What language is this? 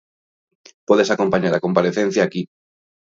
Galician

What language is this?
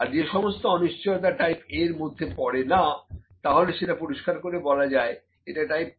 Bangla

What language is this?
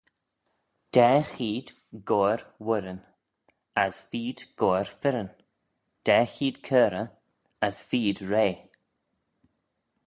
Manx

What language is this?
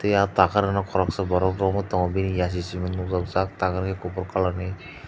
Kok Borok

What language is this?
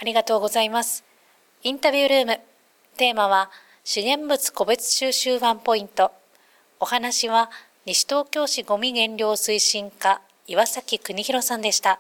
Japanese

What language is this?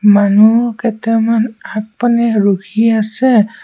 Assamese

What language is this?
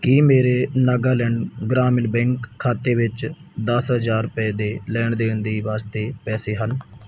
Punjabi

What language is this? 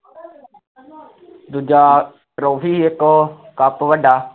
Punjabi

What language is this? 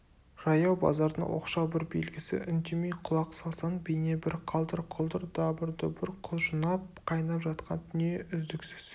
Kazakh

